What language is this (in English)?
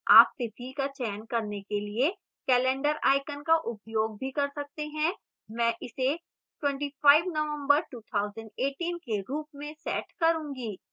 Hindi